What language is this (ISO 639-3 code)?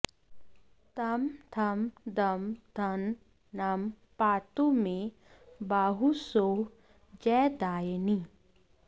san